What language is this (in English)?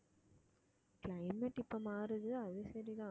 Tamil